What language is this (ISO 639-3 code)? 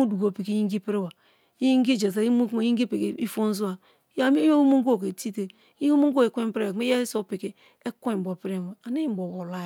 ijn